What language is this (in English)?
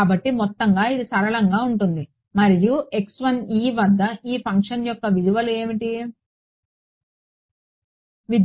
Telugu